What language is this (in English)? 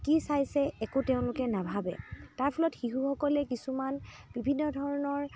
Assamese